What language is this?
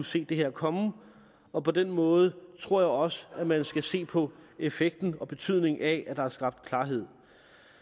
Danish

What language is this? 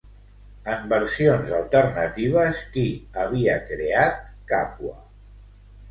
Catalan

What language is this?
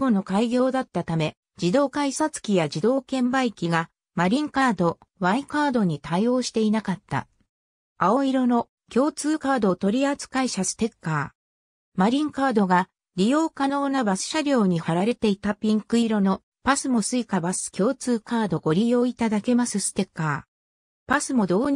Japanese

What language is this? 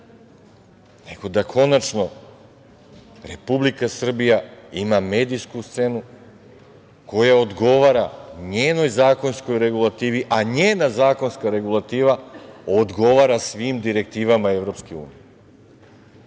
Serbian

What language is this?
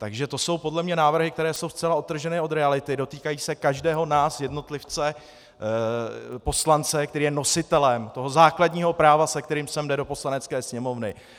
Czech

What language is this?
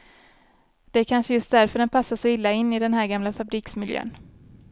Swedish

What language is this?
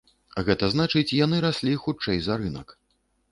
Belarusian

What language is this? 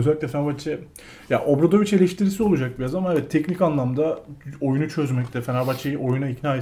Turkish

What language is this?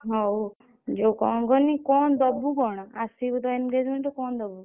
Odia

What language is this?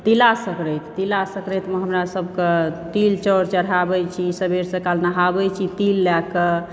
Maithili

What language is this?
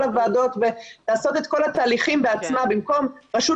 Hebrew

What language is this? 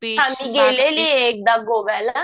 Marathi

